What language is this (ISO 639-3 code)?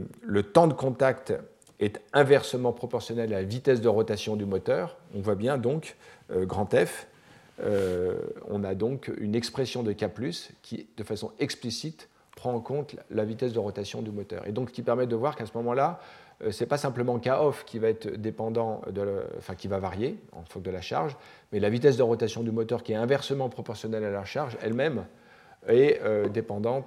fra